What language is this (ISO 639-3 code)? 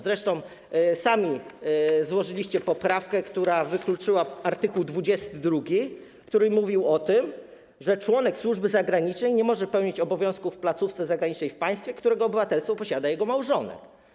pol